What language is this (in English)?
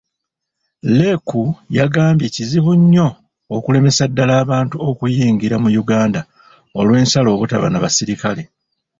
Ganda